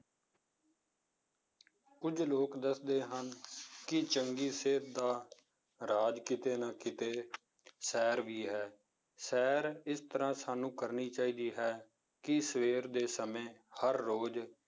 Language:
Punjabi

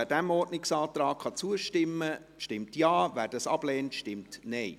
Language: Swiss German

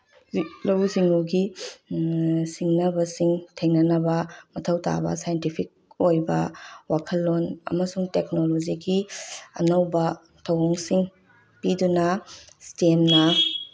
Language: Manipuri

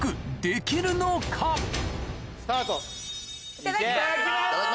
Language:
Japanese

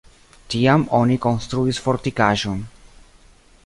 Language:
Esperanto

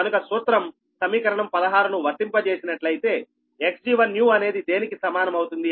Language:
Telugu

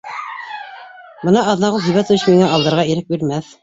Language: Bashkir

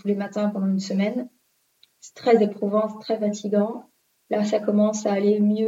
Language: French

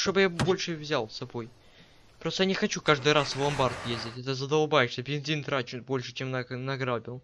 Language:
Russian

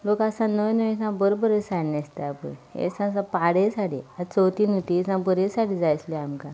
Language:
Konkani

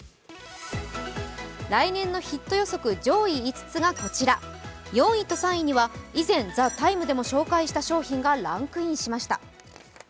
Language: Japanese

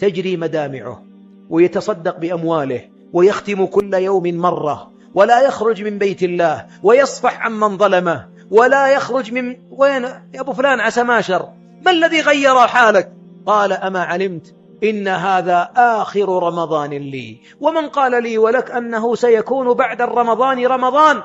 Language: Arabic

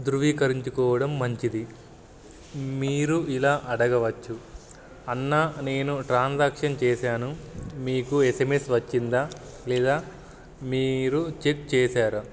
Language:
Telugu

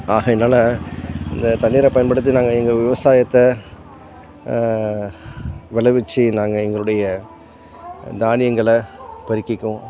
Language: Tamil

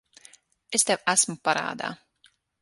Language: Latvian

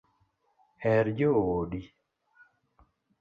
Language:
Luo (Kenya and Tanzania)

